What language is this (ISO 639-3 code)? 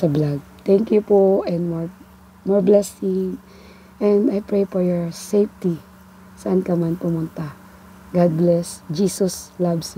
fil